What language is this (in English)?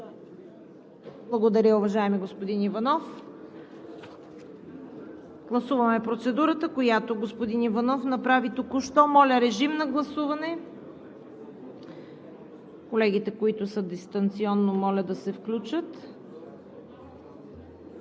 Bulgarian